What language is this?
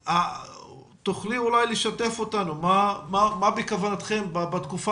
Hebrew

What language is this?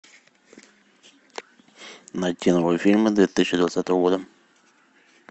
Russian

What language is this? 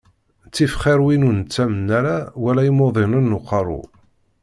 Kabyle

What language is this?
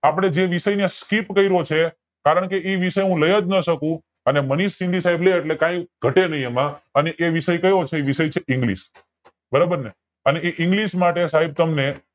Gujarati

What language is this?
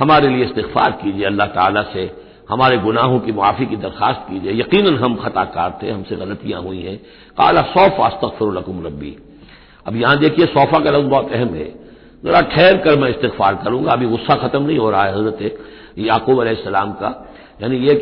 Hindi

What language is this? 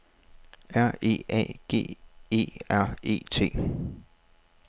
Danish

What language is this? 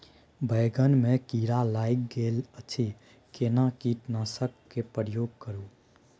Maithili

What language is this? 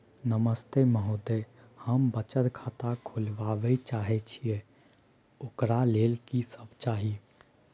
Maithili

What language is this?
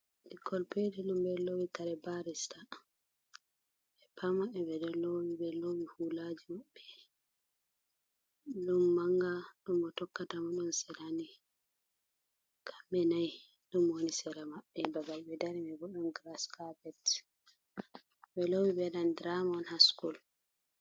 Fula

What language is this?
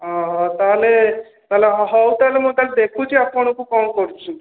Odia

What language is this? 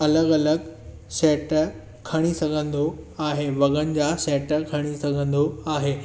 Sindhi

